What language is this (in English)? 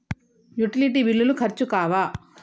Telugu